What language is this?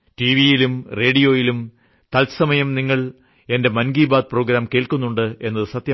Malayalam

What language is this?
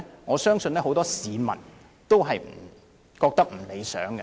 Cantonese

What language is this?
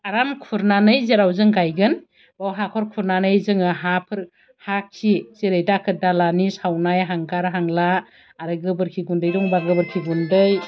Bodo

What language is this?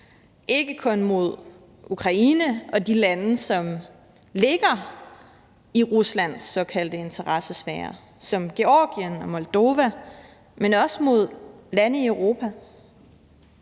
Danish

